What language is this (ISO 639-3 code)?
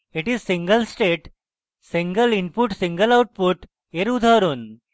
ben